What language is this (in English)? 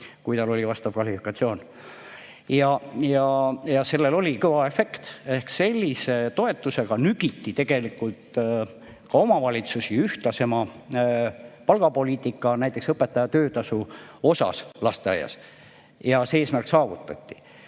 Estonian